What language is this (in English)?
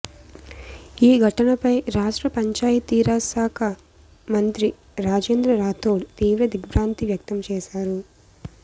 Telugu